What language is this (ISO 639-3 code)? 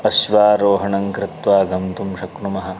san